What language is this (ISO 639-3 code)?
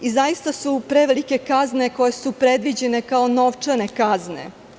srp